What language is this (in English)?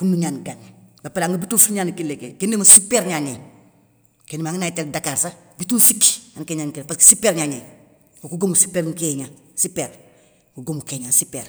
Soninke